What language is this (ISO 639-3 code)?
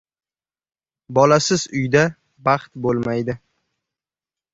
uzb